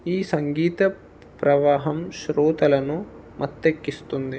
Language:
Telugu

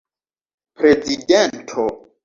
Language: Esperanto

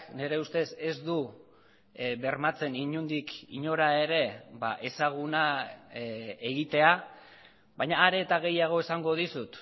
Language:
Basque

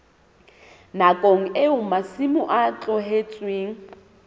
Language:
Southern Sotho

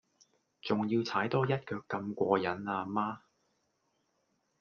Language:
Cantonese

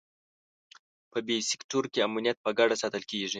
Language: Pashto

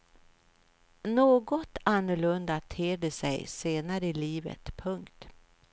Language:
Swedish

